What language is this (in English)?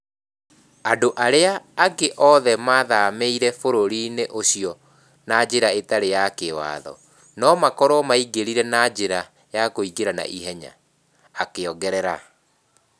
Kikuyu